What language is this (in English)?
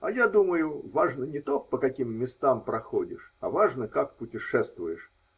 Russian